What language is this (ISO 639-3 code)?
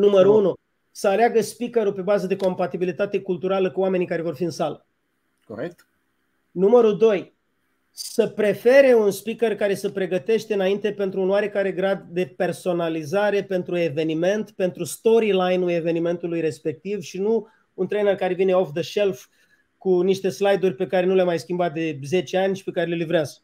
ron